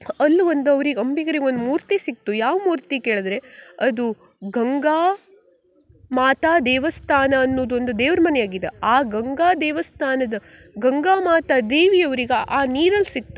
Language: Kannada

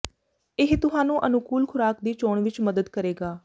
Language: Punjabi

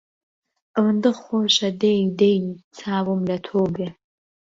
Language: Central Kurdish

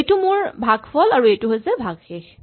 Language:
Assamese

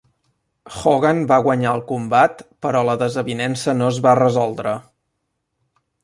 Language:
Catalan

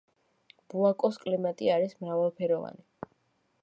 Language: Georgian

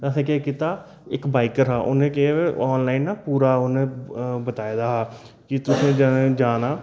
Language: Dogri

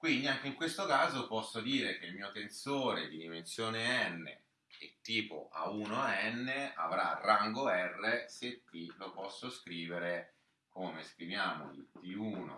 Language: Italian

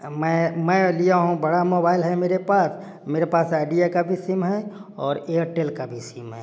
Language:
Hindi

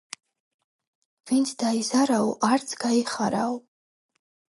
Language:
Georgian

